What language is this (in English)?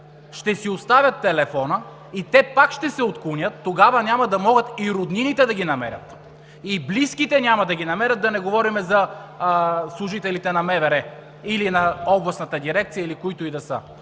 Bulgarian